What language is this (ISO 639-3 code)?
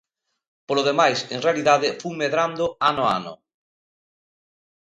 glg